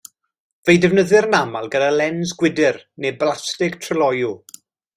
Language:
Welsh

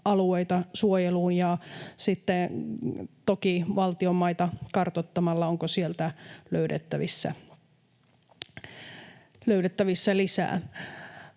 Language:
Finnish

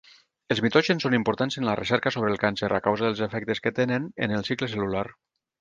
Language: Catalan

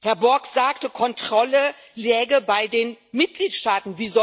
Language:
German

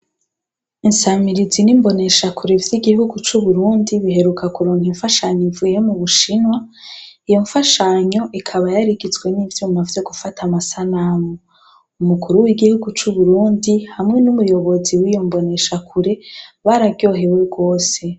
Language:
Rundi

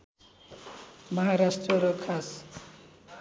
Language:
Nepali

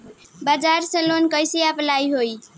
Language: Bhojpuri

